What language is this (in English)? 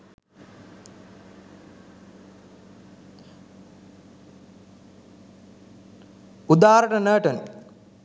Sinhala